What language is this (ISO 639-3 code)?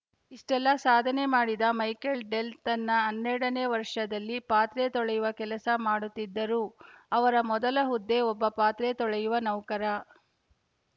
kan